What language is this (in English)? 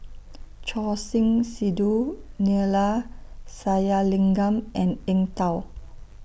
English